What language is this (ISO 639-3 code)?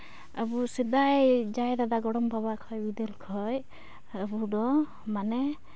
sat